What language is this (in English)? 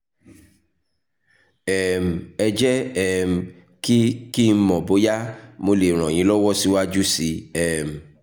Yoruba